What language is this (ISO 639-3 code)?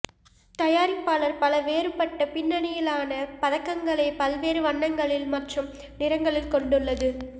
tam